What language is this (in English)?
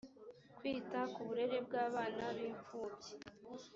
Kinyarwanda